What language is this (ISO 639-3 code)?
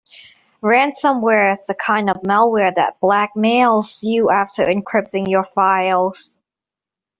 eng